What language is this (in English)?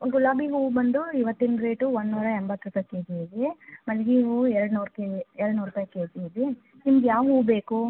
Kannada